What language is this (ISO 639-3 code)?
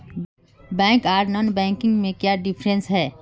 mag